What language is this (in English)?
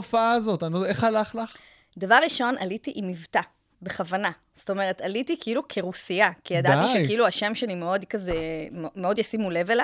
Hebrew